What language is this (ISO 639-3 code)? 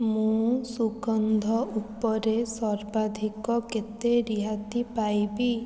ori